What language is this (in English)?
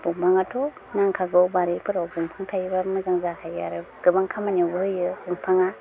Bodo